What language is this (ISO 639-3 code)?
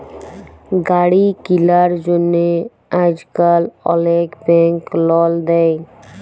ben